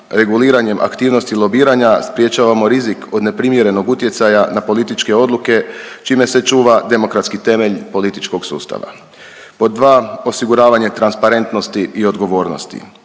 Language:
Croatian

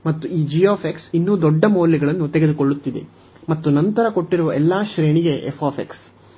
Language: Kannada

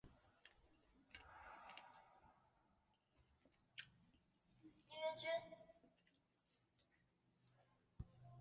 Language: Chinese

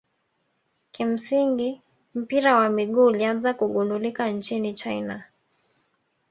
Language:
Swahili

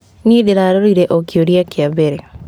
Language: Kikuyu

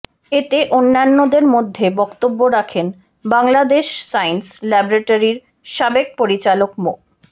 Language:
Bangla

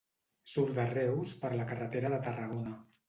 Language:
Catalan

